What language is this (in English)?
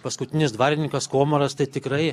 Lithuanian